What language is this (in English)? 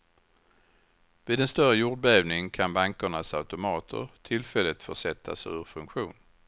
Swedish